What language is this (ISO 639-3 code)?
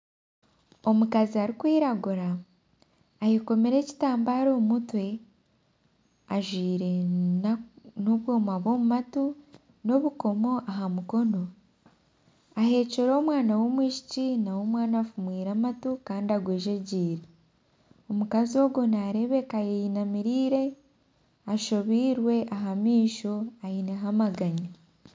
nyn